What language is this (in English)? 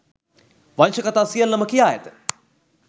Sinhala